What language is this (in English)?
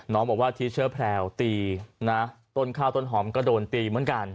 Thai